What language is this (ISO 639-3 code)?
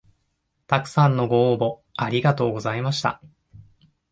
jpn